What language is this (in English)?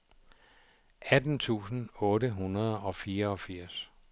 Danish